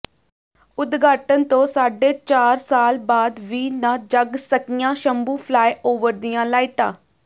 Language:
Punjabi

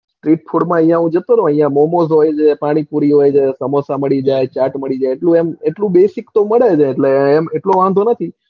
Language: Gujarati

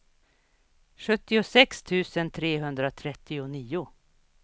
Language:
Swedish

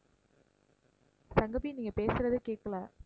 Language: Tamil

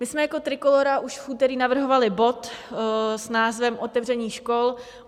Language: Czech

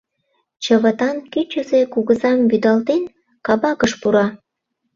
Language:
Mari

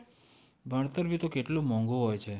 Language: Gujarati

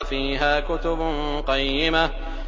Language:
Arabic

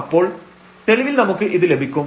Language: Malayalam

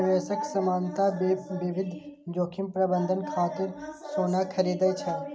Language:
Maithili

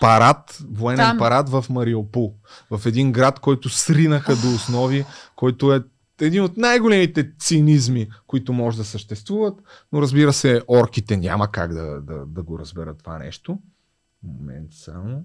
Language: Bulgarian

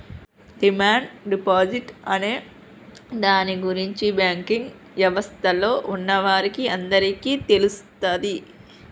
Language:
Telugu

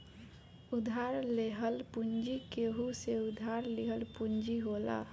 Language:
Bhojpuri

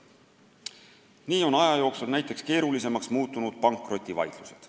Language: Estonian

